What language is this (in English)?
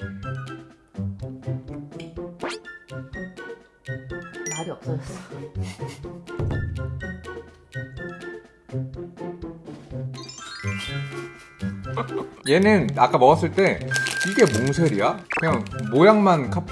Korean